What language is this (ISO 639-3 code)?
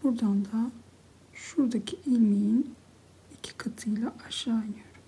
tur